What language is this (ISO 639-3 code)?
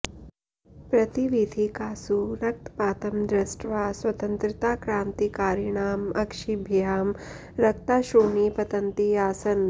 san